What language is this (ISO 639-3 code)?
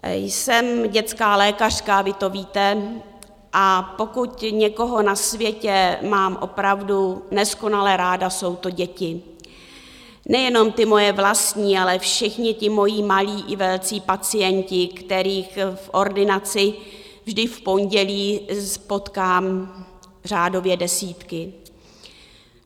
ces